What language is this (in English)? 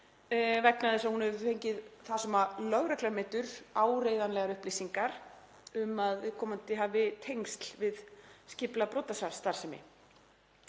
Icelandic